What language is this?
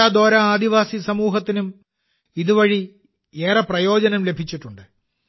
Malayalam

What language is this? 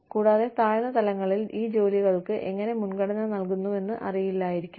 Malayalam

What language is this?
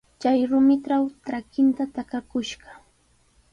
Sihuas Ancash Quechua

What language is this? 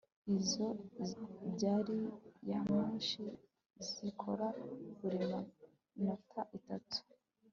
Kinyarwanda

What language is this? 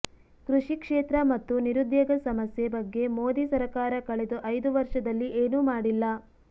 Kannada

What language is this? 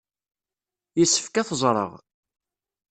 Kabyle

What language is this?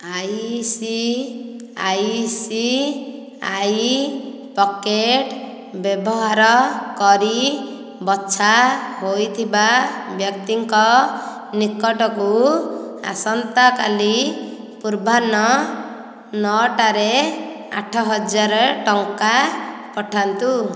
Odia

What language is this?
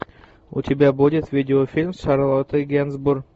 Russian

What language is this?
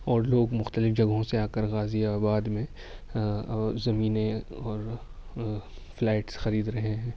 Urdu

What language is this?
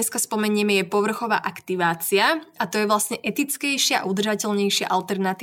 Slovak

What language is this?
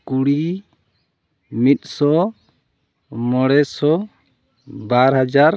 Santali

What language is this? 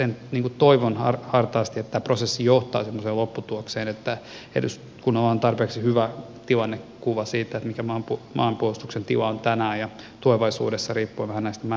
Finnish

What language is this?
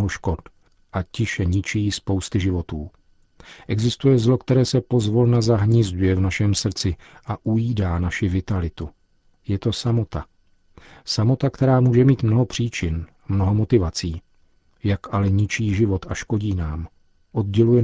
Czech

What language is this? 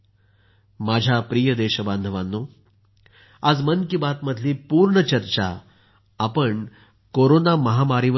Marathi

